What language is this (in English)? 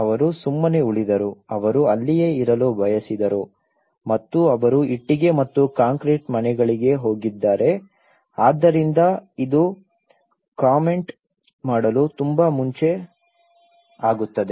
Kannada